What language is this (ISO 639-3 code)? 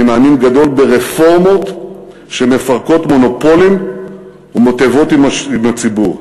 heb